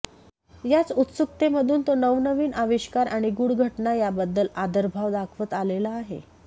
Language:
Marathi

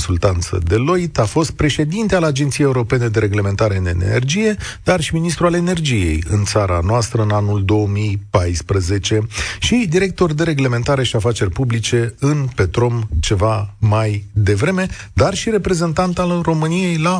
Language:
Romanian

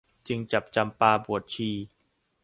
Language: Thai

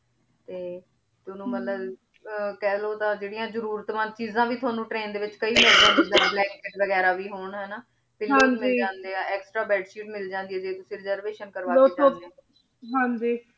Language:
Punjabi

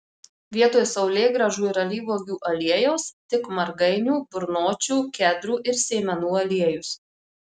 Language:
Lithuanian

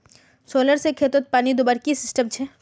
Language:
Magahi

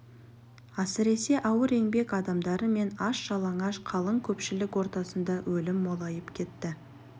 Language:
Kazakh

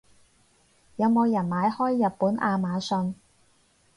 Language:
Cantonese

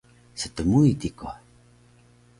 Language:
Taroko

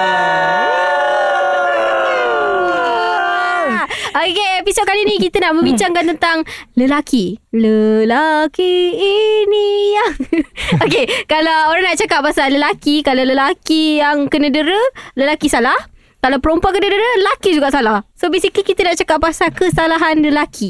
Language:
Malay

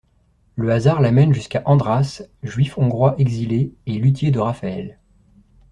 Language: French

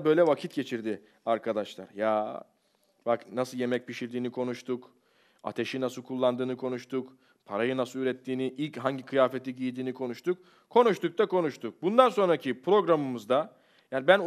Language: Turkish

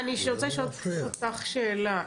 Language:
Hebrew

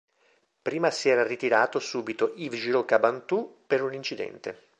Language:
Italian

